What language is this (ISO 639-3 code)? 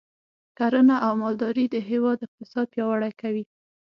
pus